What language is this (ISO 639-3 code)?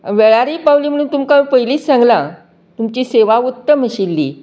kok